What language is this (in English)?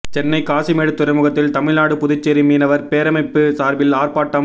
Tamil